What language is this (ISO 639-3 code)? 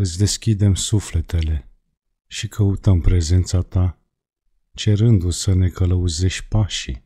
ron